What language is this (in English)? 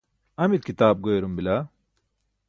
Burushaski